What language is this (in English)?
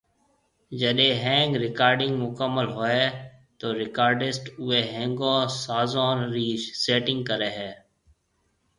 Marwari (Pakistan)